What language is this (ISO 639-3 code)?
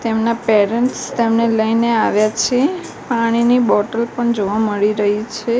guj